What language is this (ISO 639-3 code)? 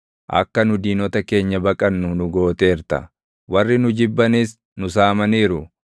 orm